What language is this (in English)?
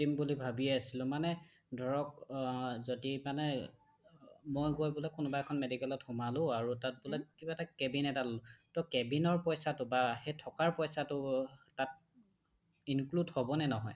Assamese